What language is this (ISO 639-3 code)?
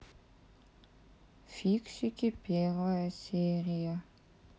rus